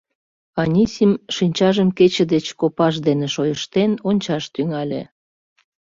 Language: Mari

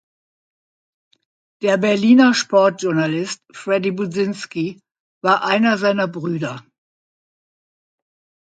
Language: German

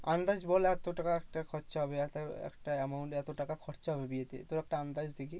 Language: Bangla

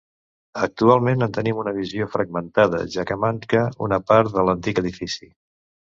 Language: Catalan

